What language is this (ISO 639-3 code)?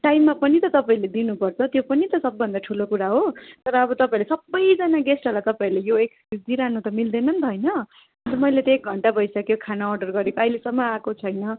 nep